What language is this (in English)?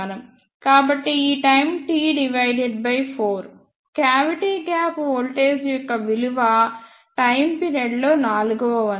Telugu